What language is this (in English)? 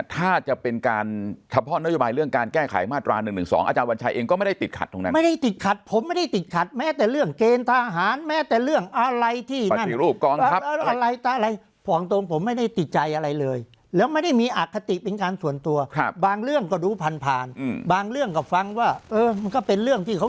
Thai